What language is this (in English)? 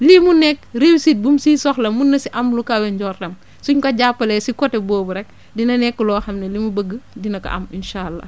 Wolof